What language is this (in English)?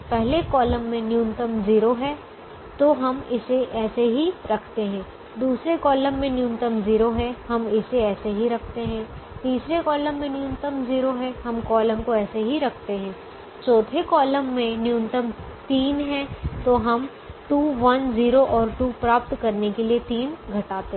Hindi